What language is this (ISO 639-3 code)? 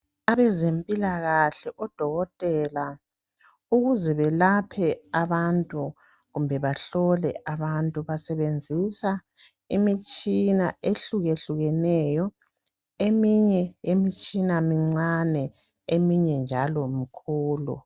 nde